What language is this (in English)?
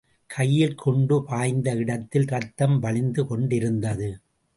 Tamil